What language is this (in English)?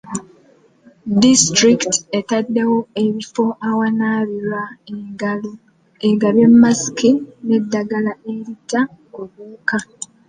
Ganda